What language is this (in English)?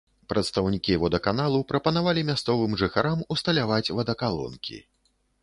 Belarusian